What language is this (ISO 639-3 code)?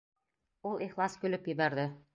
bak